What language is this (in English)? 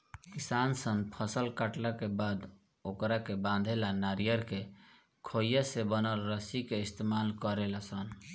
Bhojpuri